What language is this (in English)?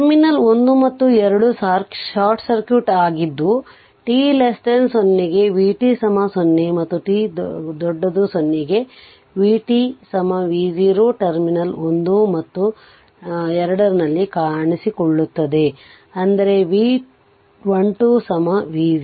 Kannada